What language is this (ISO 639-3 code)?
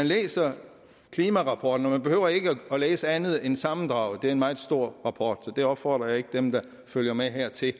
dan